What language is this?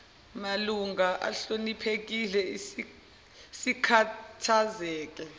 Zulu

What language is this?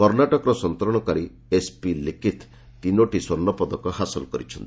Odia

